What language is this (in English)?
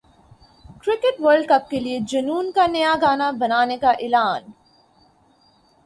Urdu